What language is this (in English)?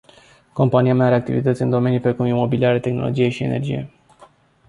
Romanian